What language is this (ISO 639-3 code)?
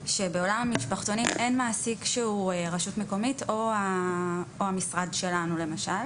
heb